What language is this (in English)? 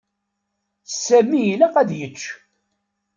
Kabyle